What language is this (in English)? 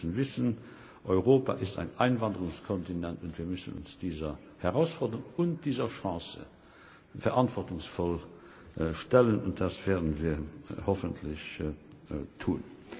German